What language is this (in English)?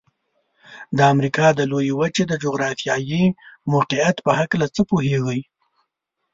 Pashto